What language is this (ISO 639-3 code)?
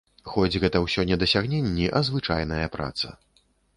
bel